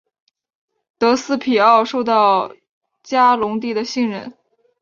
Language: Chinese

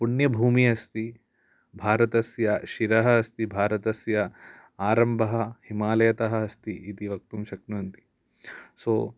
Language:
Sanskrit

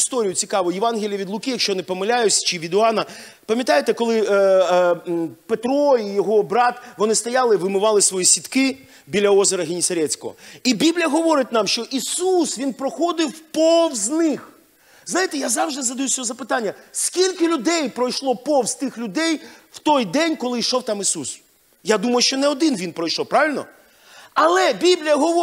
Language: Ukrainian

